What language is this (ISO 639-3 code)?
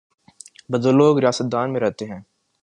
urd